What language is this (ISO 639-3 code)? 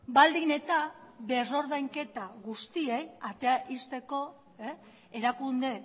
eus